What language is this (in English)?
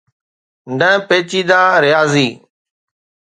Sindhi